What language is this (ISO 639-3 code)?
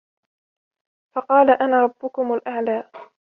ara